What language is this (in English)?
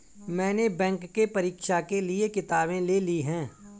Hindi